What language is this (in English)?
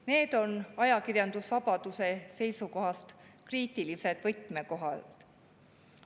Estonian